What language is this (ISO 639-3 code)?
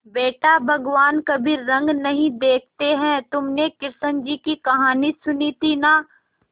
hin